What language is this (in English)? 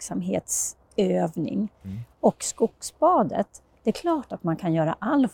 Swedish